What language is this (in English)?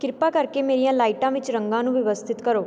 Punjabi